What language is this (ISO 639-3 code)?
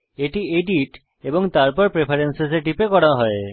ben